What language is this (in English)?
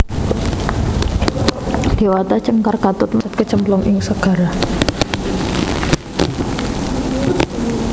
Javanese